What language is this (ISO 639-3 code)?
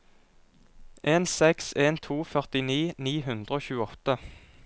nor